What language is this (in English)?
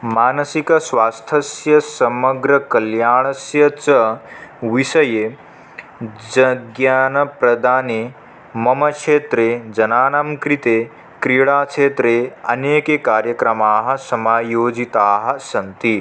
Sanskrit